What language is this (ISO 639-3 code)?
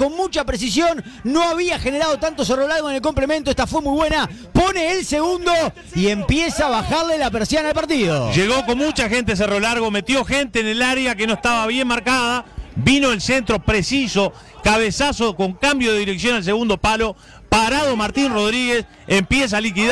spa